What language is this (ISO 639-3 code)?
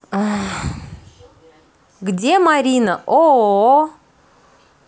rus